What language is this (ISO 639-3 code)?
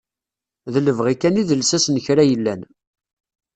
kab